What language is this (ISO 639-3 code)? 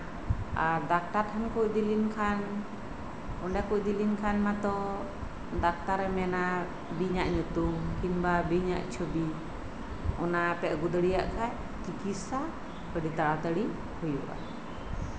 sat